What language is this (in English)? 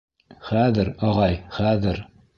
Bashkir